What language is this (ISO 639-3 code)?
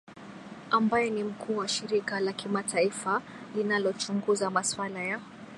swa